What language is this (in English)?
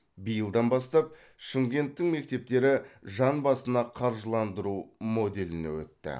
Kazakh